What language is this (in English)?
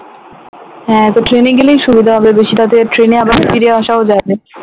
Bangla